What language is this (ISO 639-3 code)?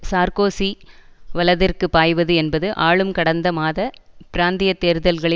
tam